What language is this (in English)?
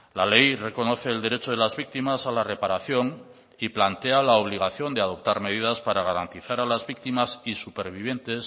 Spanish